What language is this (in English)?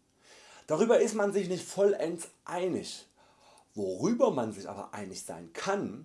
German